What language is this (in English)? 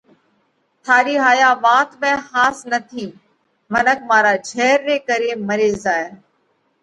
Parkari Koli